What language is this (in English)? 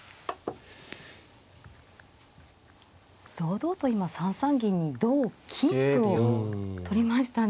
Japanese